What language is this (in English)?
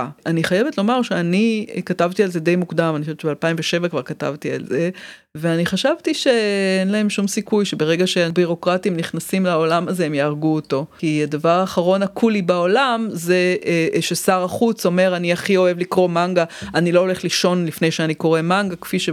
Hebrew